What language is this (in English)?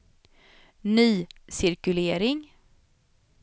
Swedish